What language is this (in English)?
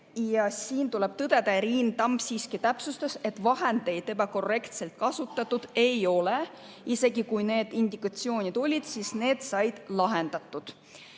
Estonian